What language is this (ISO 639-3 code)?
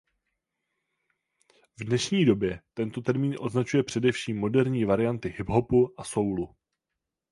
ces